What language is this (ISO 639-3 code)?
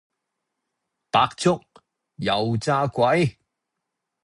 yue